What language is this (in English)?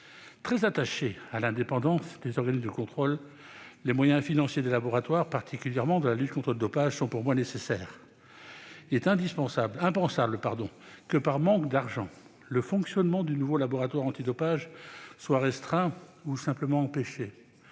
French